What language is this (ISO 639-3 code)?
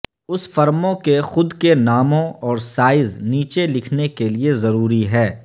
urd